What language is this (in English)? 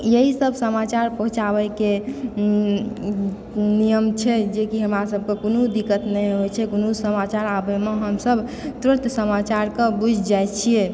Maithili